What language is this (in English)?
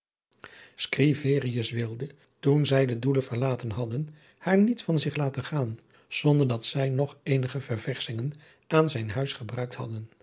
Dutch